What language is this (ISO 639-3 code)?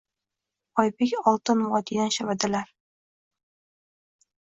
uzb